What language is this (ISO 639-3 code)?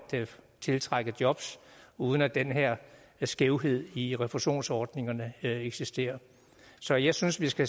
dan